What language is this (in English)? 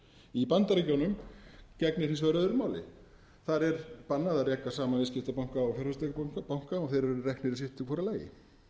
Icelandic